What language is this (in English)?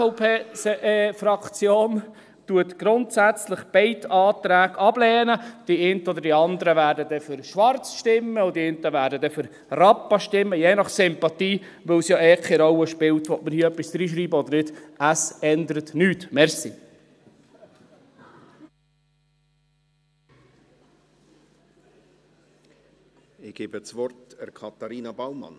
Swiss German